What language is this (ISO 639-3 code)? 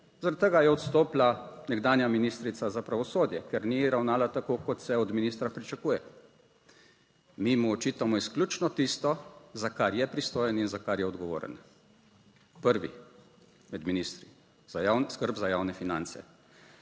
slv